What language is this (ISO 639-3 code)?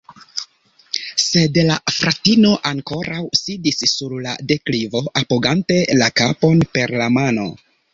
epo